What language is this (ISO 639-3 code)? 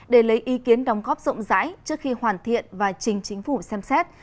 vie